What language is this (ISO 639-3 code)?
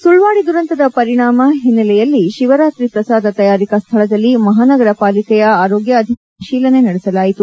kan